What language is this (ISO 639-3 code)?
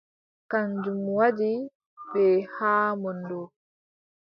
fub